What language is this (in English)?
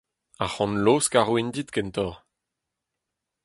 Breton